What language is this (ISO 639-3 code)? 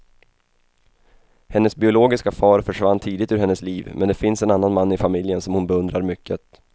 swe